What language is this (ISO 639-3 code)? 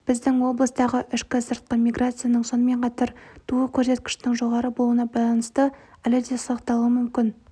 kaz